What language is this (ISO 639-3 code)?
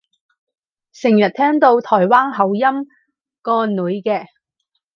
yue